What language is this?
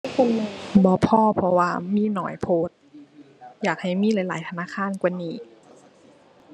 Thai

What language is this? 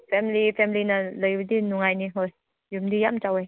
Manipuri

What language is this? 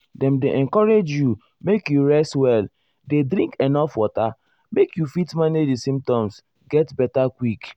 Nigerian Pidgin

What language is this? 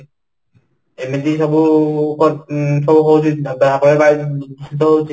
Odia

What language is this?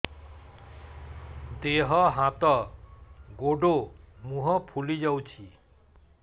Odia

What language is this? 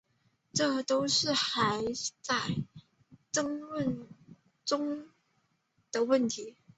Chinese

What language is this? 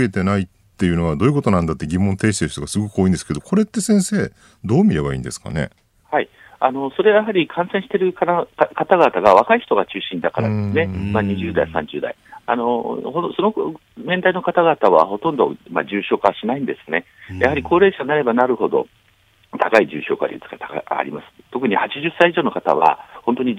Japanese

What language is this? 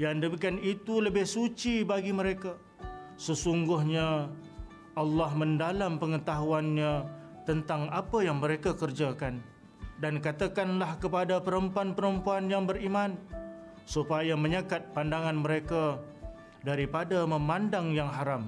Malay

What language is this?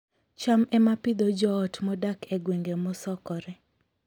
Luo (Kenya and Tanzania)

